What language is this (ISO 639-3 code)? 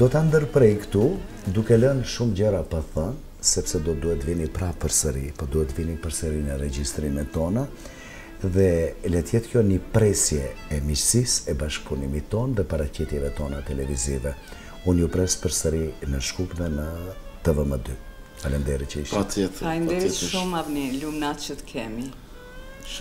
ron